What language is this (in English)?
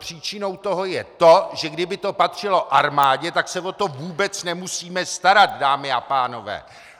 Czech